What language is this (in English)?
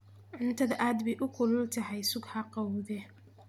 Somali